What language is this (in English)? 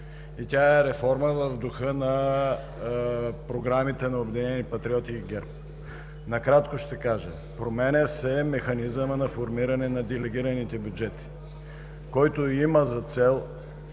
Bulgarian